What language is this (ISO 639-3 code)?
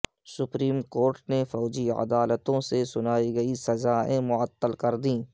urd